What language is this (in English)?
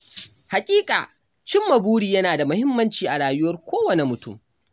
Hausa